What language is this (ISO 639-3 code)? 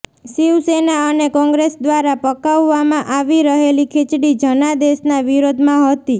guj